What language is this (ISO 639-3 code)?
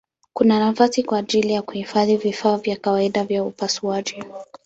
swa